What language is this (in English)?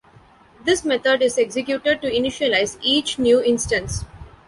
English